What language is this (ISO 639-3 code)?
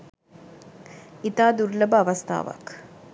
sin